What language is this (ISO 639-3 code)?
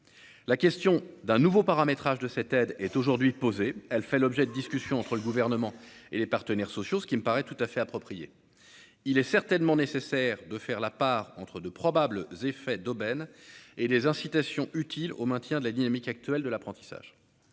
fra